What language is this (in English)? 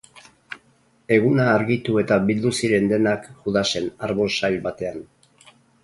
Basque